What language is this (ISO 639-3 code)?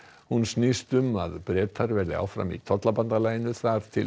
isl